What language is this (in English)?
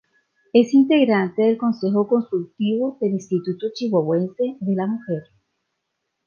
Spanish